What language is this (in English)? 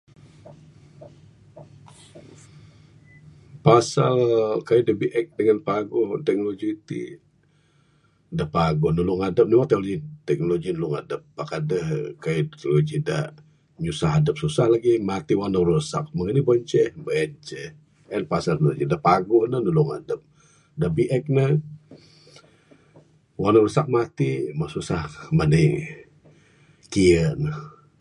Bukar-Sadung Bidayuh